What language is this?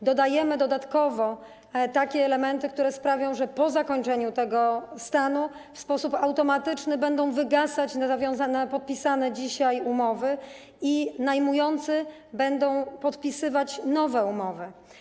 Polish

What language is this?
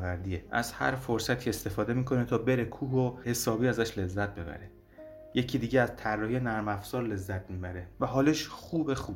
Persian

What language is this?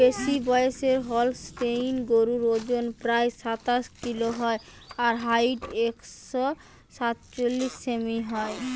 Bangla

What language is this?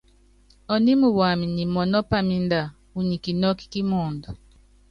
Yangben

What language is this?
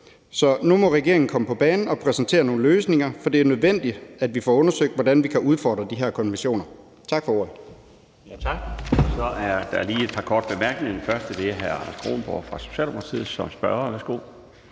Danish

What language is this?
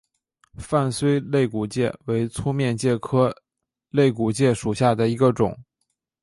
Chinese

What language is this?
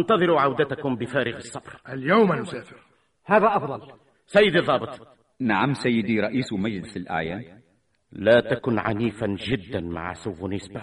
Arabic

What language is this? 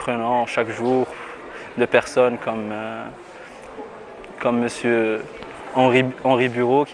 French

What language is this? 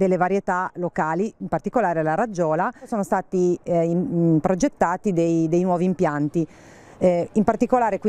Italian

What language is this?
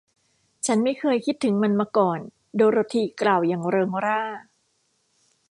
Thai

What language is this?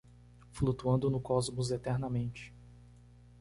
Portuguese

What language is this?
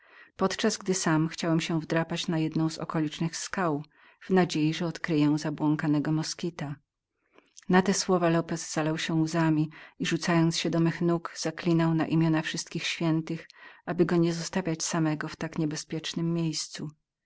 Polish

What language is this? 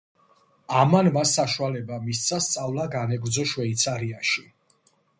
Georgian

